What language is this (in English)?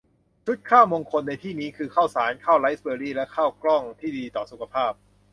Thai